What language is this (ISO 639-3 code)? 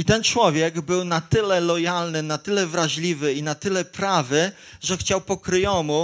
pol